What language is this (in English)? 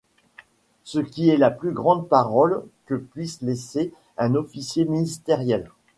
French